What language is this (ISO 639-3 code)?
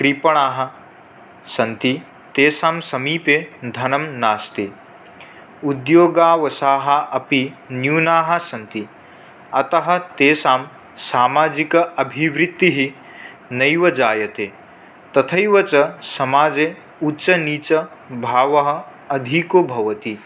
san